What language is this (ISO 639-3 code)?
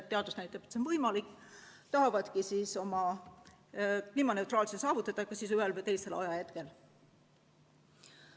est